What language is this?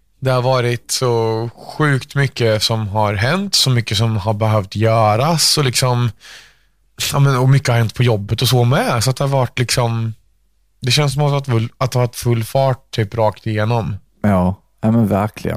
Swedish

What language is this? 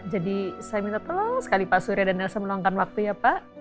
Indonesian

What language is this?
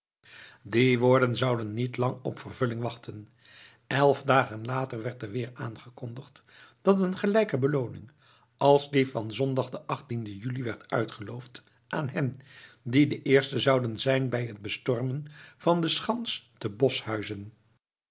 Dutch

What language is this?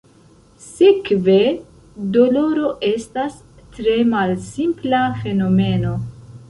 Esperanto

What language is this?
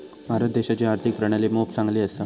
Marathi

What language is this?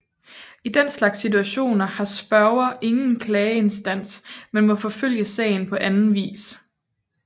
Danish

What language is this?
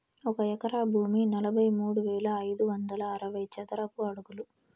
Telugu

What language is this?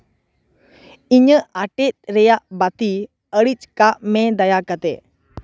Santali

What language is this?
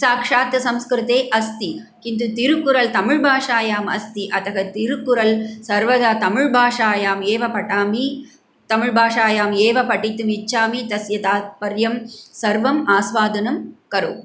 Sanskrit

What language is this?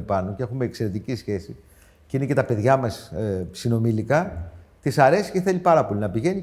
Greek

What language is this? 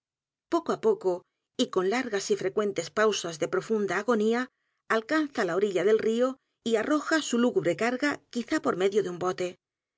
Spanish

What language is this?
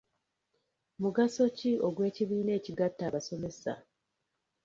Ganda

